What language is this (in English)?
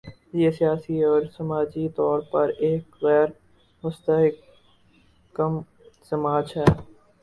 Urdu